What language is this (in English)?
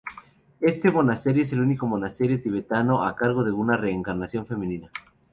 Spanish